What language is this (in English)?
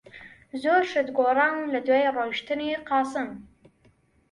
Central Kurdish